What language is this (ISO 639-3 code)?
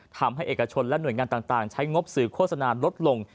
tha